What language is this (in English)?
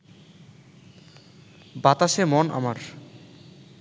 Bangla